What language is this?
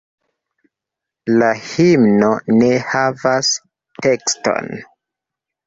Esperanto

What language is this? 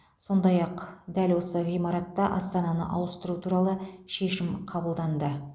Kazakh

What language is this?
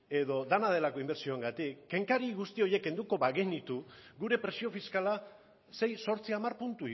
Basque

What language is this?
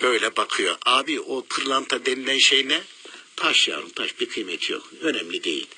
Turkish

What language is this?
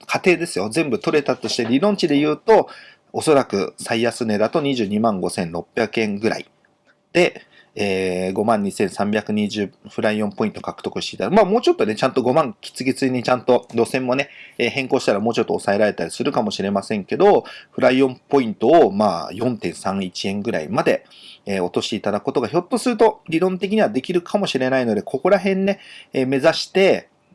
Japanese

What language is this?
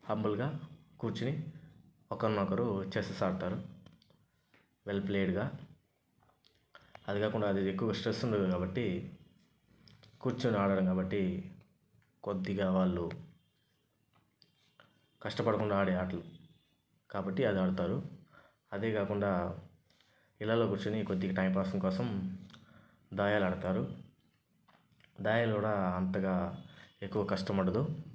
Telugu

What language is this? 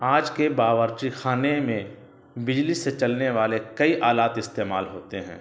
Urdu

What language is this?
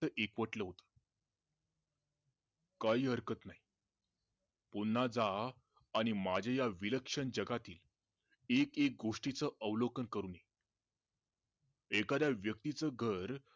Marathi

